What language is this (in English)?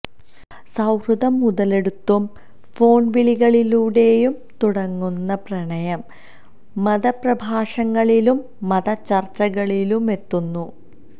Malayalam